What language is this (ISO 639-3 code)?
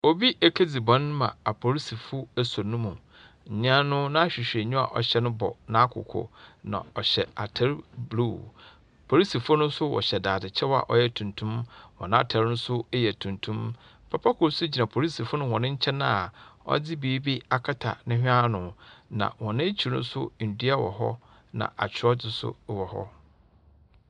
aka